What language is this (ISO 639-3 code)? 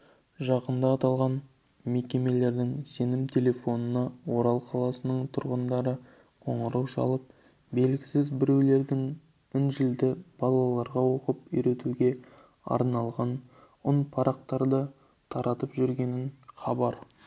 kaz